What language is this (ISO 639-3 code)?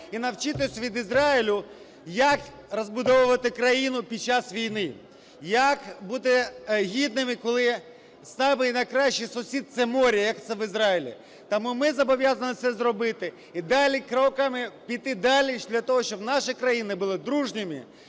ukr